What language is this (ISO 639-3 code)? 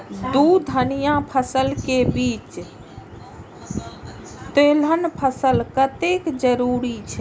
mai